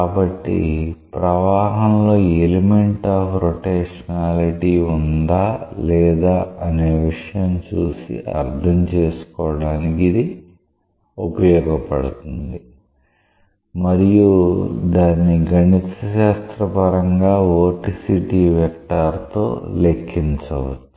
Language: Telugu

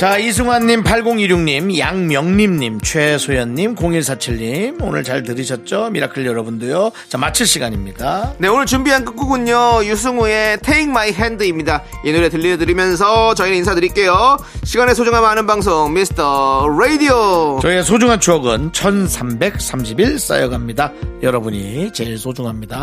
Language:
Korean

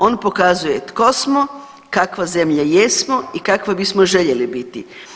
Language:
Croatian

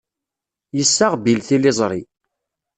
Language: Kabyle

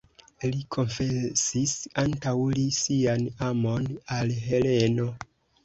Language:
Esperanto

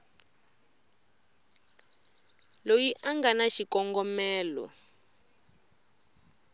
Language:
Tsonga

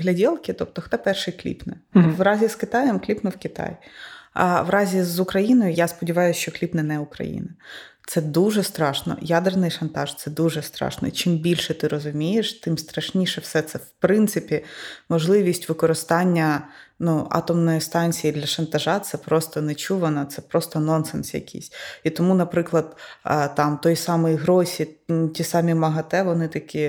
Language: Ukrainian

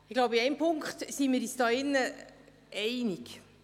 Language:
Swiss German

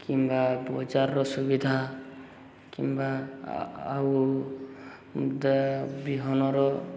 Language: Odia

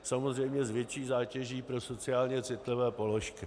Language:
Czech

